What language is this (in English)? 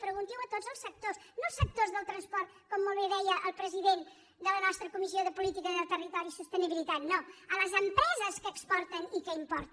Catalan